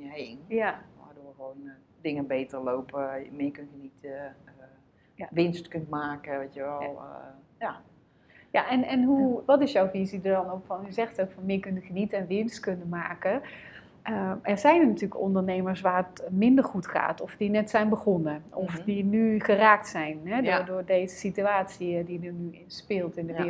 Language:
Dutch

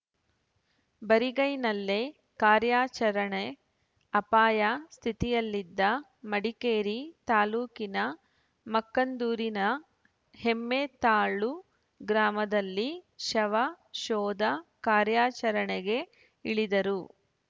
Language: Kannada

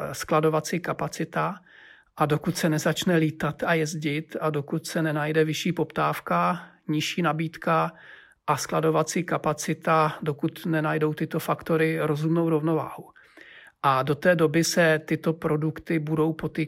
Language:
Czech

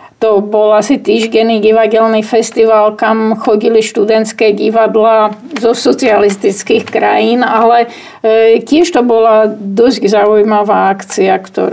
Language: Slovak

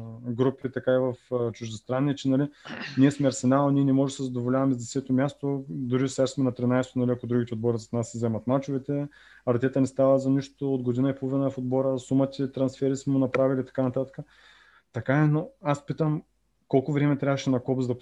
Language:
Bulgarian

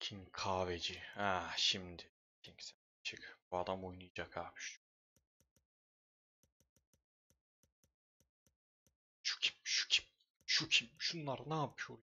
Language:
Turkish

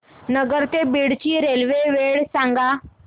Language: Marathi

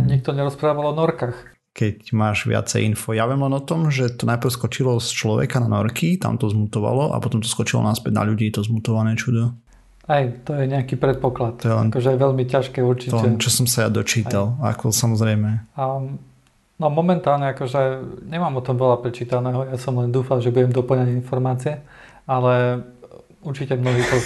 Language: Slovak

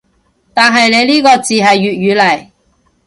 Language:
Cantonese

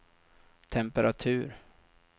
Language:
Swedish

